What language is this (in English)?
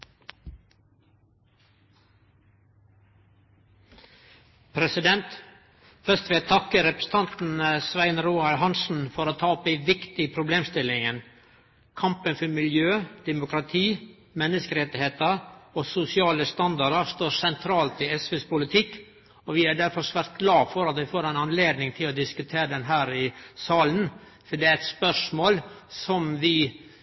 Norwegian